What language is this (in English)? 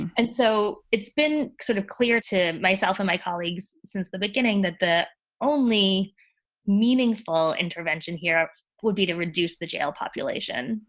English